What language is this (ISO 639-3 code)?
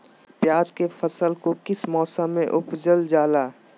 mag